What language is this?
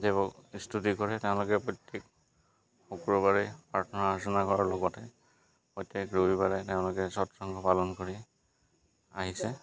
Assamese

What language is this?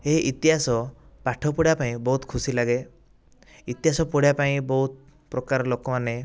Odia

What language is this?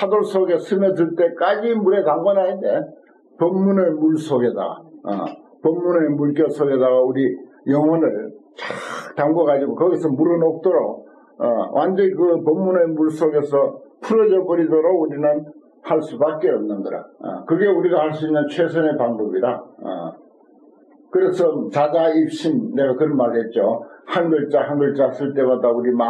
Korean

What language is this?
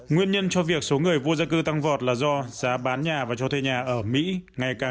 Vietnamese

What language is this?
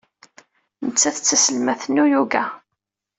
Kabyle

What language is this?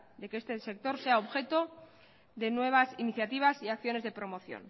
Spanish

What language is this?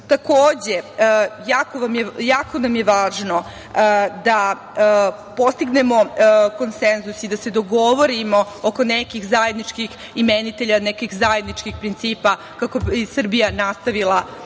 Serbian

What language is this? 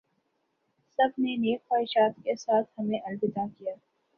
Urdu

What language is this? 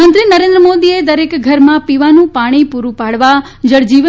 Gujarati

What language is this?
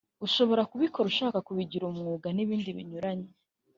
Kinyarwanda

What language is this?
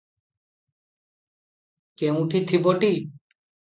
Odia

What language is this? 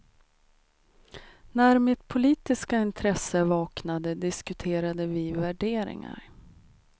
Swedish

